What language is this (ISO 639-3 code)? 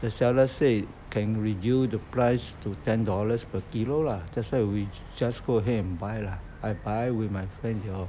eng